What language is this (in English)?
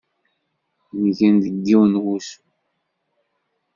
Kabyle